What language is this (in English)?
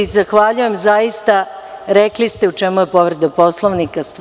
Serbian